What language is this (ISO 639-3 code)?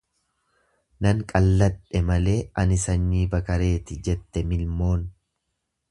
orm